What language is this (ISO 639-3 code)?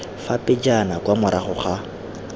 tsn